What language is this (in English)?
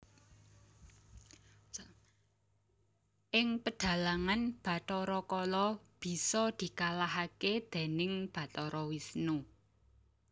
Javanese